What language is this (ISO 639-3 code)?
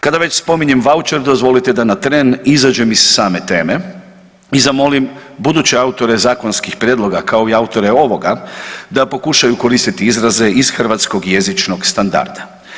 hrv